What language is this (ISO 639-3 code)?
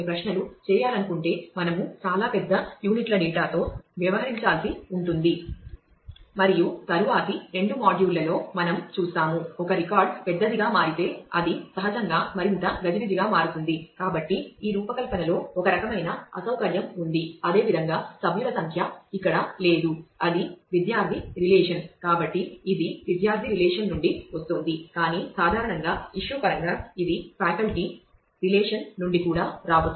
tel